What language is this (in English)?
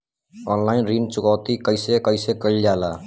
Bhojpuri